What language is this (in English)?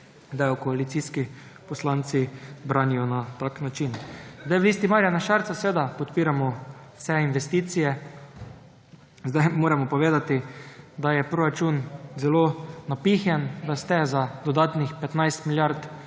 Slovenian